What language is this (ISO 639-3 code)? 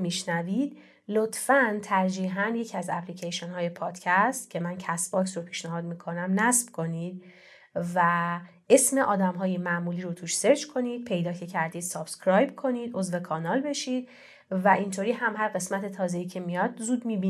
fas